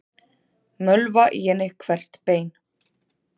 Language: Icelandic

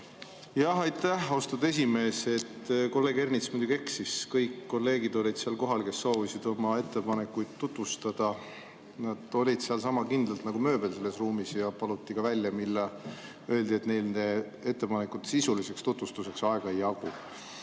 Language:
Estonian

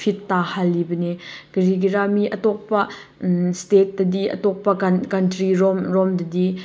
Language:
Manipuri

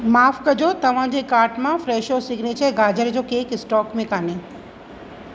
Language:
Sindhi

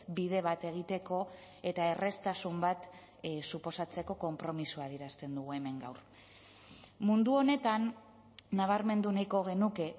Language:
Basque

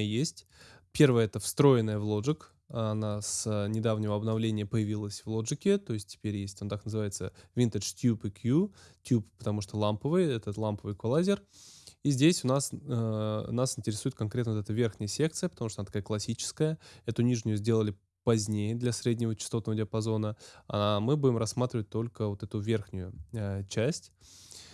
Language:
Russian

